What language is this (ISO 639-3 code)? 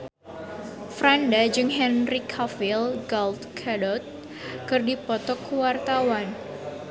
sun